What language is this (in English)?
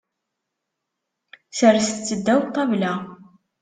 Kabyle